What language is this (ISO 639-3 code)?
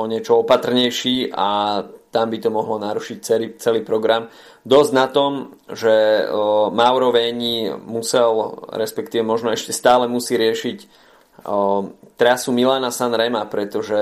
slk